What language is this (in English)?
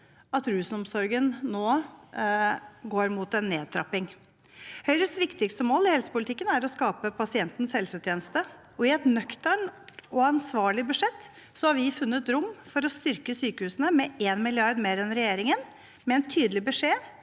Norwegian